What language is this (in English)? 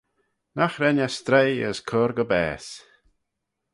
Manx